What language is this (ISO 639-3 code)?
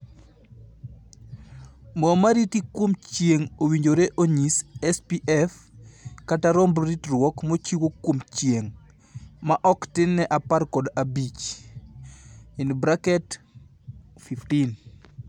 luo